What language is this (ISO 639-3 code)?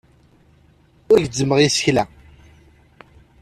kab